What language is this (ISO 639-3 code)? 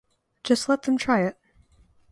eng